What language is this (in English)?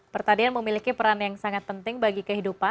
Indonesian